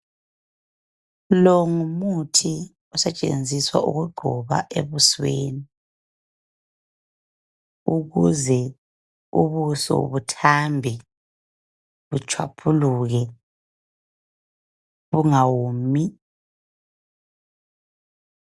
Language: North Ndebele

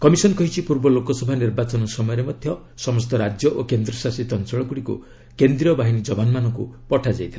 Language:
Odia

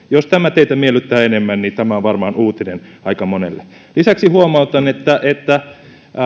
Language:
Finnish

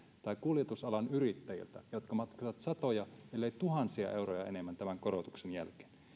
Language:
Finnish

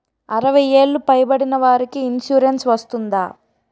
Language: Telugu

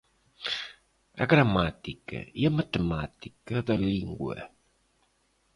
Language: Portuguese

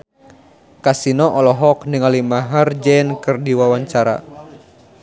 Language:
Sundanese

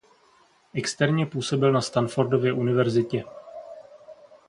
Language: Czech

